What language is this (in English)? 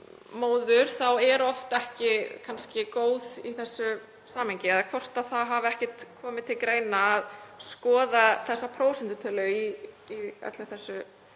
Icelandic